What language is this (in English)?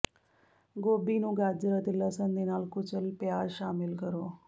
Punjabi